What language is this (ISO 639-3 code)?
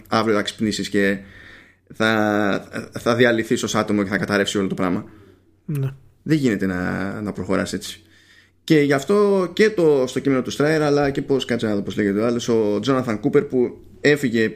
ell